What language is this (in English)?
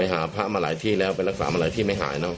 Thai